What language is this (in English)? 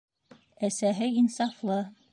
Bashkir